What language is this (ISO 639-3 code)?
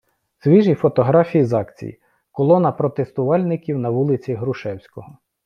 ukr